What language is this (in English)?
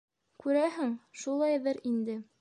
Bashkir